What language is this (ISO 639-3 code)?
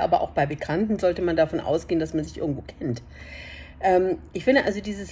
deu